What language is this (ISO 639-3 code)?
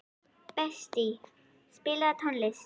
isl